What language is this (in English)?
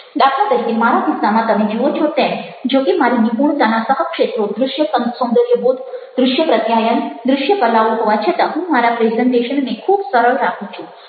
Gujarati